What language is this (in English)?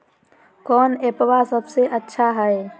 Magahi